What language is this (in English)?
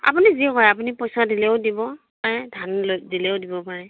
Assamese